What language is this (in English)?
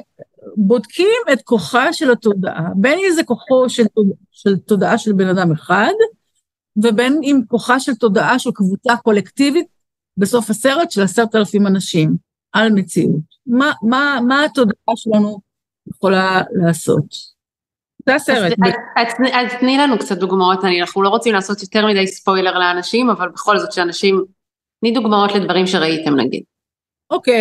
Hebrew